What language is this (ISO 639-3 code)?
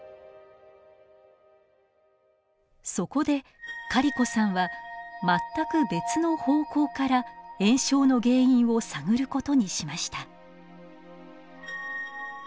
jpn